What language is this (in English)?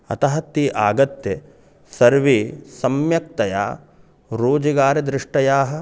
Sanskrit